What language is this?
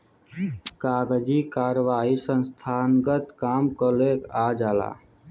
Bhojpuri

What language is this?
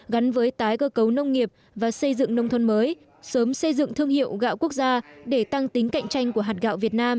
Vietnamese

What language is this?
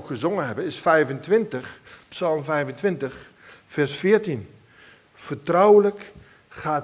Dutch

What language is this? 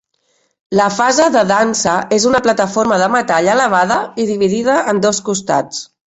Catalan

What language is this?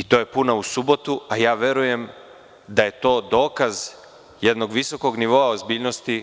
Serbian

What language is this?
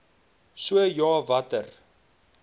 Afrikaans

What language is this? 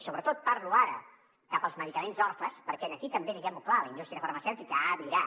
Catalan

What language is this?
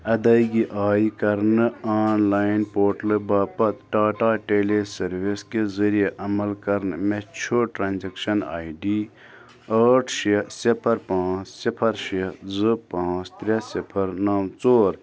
Kashmiri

